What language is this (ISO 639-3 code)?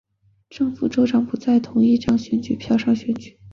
zho